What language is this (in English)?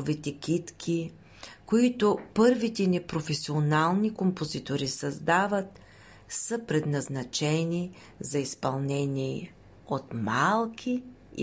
Bulgarian